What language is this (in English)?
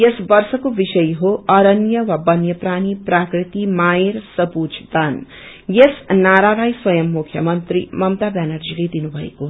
Nepali